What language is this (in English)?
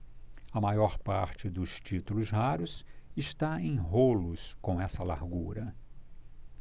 Portuguese